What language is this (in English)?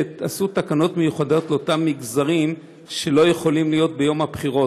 Hebrew